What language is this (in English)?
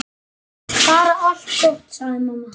Icelandic